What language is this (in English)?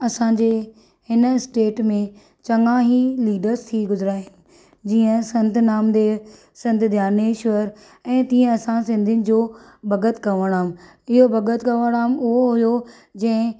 Sindhi